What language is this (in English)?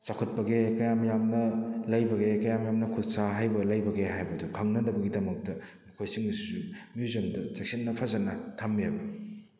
Manipuri